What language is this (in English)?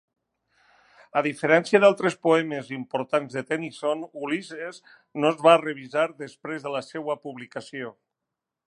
Catalan